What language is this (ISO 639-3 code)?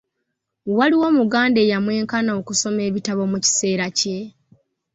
lug